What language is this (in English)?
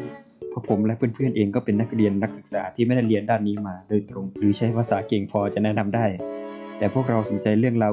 Thai